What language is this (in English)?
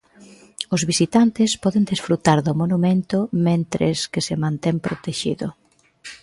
Galician